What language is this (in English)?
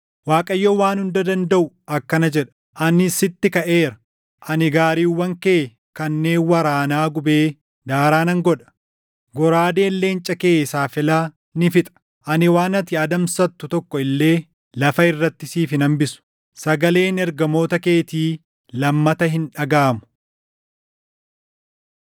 Oromo